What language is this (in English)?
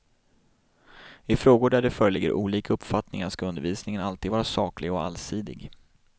Swedish